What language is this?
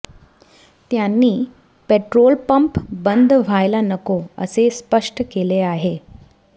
Marathi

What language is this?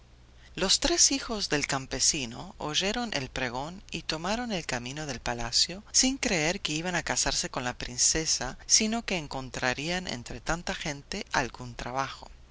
Spanish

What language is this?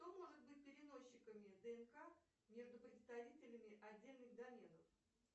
Russian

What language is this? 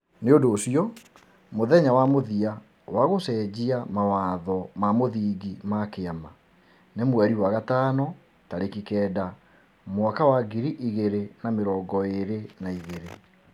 Kikuyu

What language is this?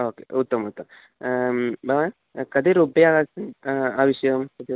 Sanskrit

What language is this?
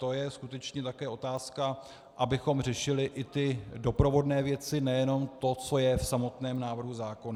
Czech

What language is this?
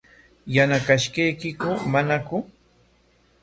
Corongo Ancash Quechua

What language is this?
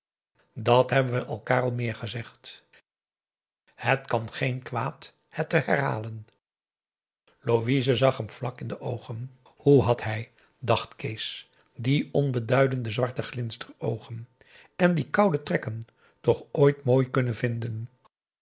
Dutch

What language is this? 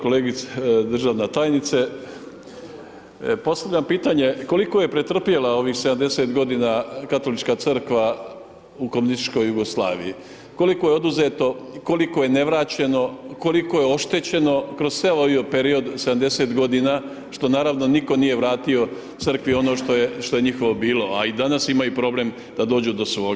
Croatian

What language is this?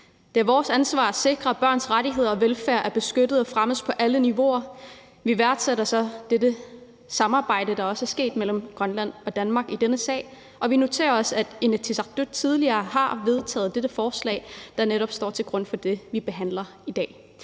Danish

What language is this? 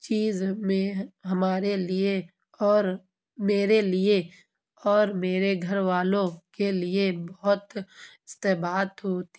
Urdu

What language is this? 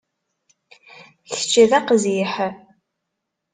Kabyle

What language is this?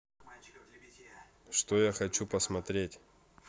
Russian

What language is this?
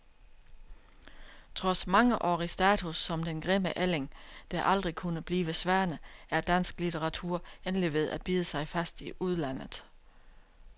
Danish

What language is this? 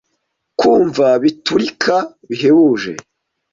Kinyarwanda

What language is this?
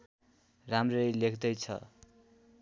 Nepali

